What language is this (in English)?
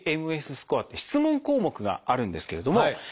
Japanese